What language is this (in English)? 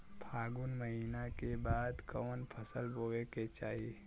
Bhojpuri